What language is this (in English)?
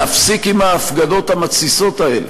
Hebrew